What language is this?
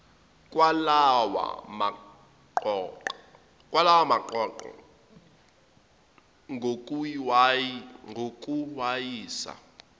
Zulu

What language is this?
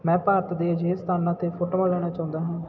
Punjabi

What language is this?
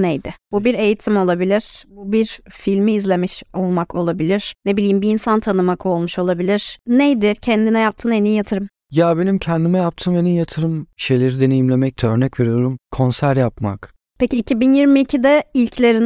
Turkish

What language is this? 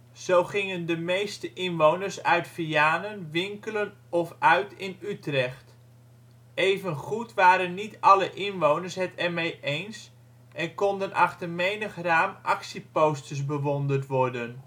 Dutch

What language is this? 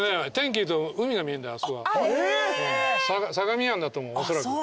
Japanese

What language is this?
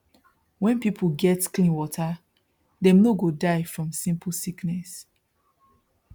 Nigerian Pidgin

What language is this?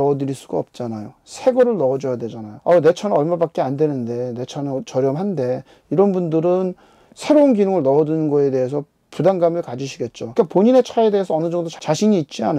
Korean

